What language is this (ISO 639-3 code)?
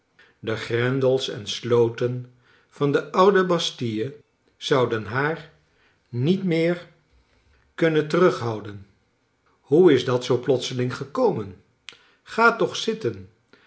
nld